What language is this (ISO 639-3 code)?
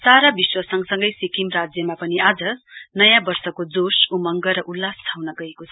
nep